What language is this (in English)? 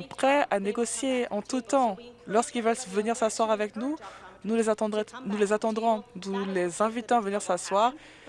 French